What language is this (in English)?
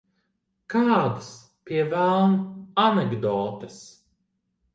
Latvian